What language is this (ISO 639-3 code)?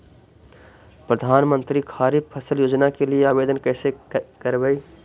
mag